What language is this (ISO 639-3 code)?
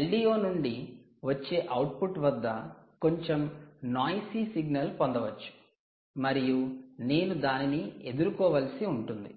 tel